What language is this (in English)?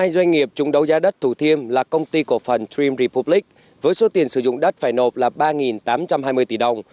Vietnamese